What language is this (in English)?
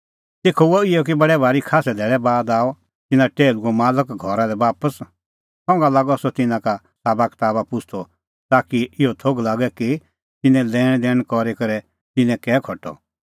Kullu Pahari